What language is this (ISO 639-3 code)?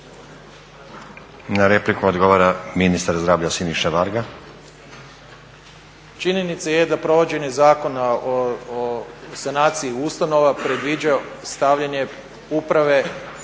hrv